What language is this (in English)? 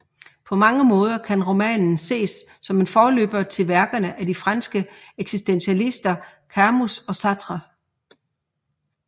Danish